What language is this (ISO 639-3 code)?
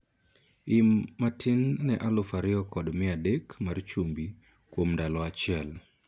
luo